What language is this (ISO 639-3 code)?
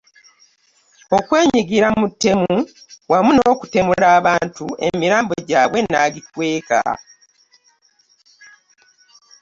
lug